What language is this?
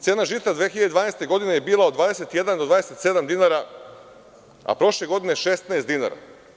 Serbian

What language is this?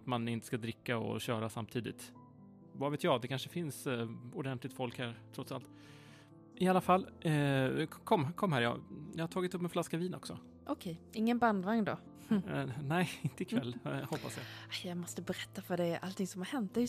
Swedish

